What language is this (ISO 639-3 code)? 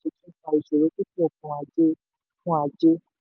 yor